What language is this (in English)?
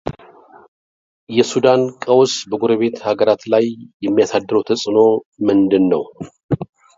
Amharic